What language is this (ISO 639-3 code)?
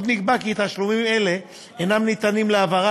heb